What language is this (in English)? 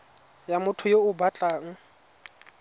Tswana